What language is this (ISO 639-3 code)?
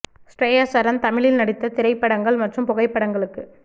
tam